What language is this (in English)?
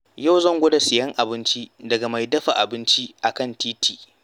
Hausa